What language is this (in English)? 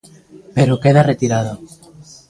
Galician